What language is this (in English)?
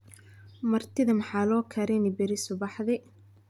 Somali